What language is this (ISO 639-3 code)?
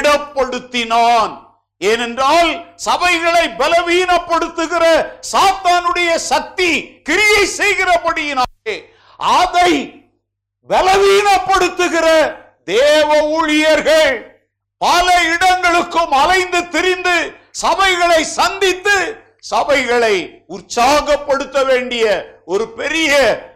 tam